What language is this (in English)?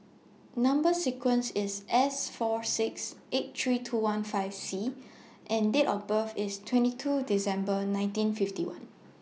English